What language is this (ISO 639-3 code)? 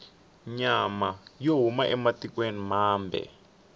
tso